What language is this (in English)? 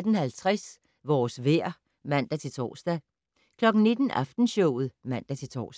Danish